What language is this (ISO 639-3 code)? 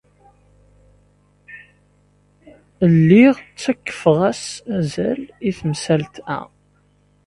kab